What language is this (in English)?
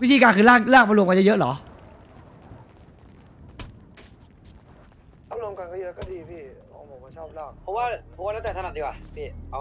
Thai